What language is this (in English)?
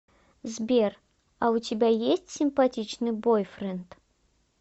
Russian